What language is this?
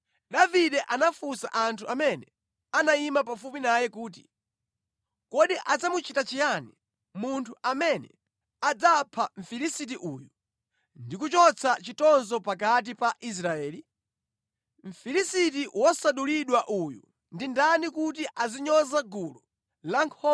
Nyanja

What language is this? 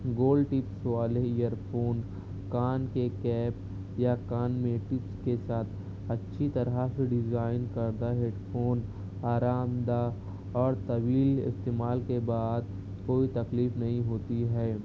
Urdu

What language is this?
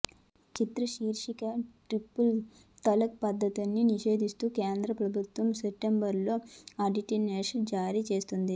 Telugu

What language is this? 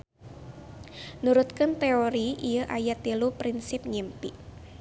Sundanese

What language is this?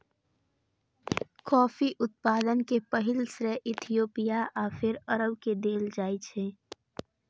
Maithili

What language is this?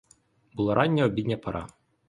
Ukrainian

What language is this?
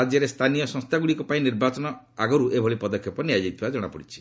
Odia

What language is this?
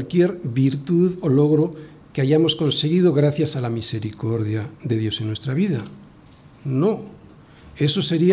Spanish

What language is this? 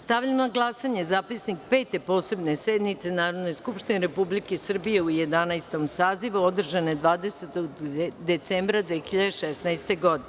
Serbian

